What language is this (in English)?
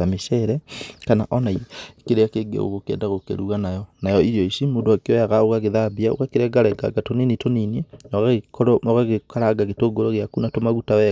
Kikuyu